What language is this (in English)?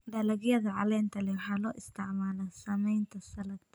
Somali